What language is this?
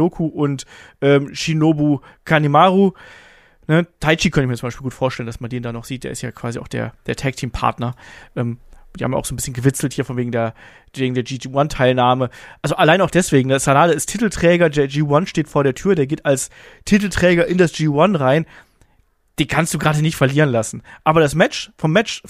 German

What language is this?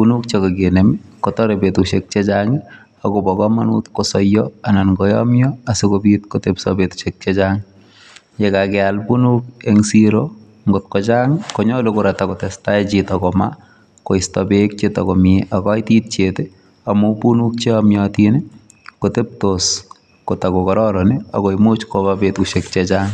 Kalenjin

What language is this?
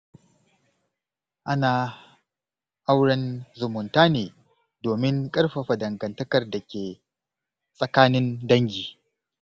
Hausa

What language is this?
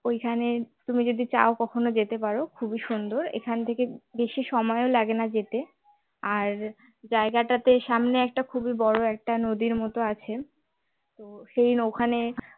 Bangla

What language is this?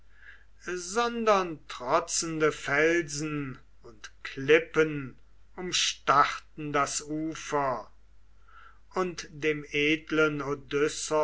German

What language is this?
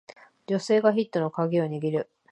Japanese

